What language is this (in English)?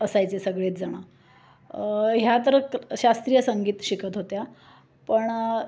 Marathi